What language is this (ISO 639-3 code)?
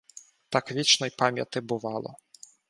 ukr